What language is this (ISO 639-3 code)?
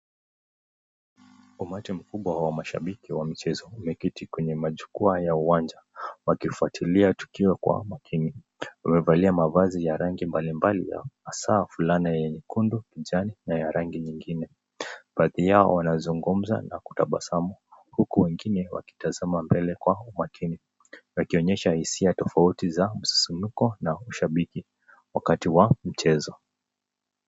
swa